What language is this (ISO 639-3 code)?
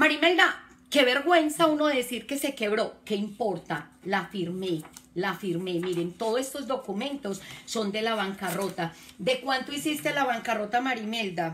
spa